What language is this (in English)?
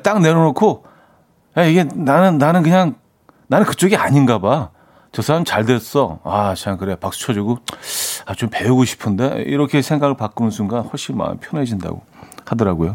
Korean